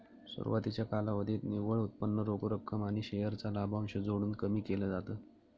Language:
Marathi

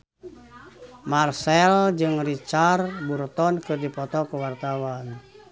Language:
Sundanese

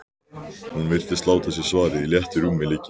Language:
Icelandic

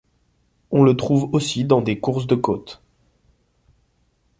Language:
French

